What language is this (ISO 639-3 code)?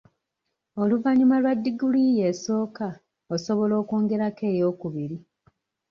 lug